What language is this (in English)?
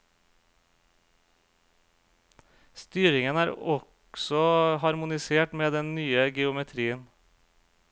Norwegian